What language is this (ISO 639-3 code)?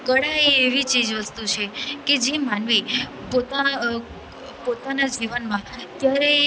guj